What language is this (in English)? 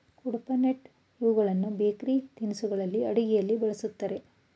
Kannada